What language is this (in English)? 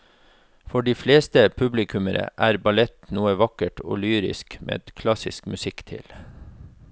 Norwegian